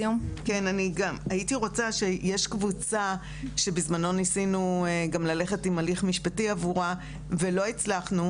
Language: Hebrew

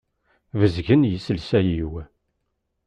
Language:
Kabyle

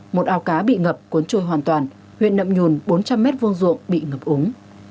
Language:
Vietnamese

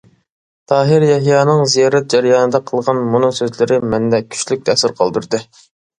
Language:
Uyghur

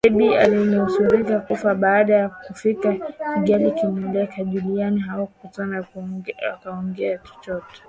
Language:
Swahili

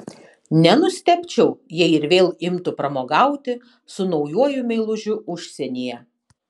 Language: Lithuanian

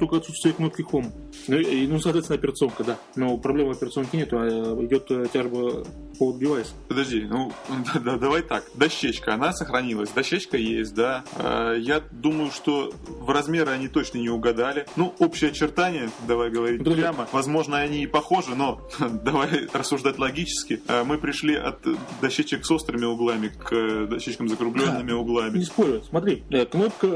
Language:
Russian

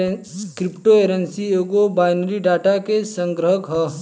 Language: Bhojpuri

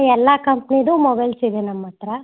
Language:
Kannada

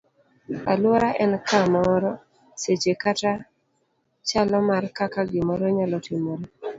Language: Luo (Kenya and Tanzania)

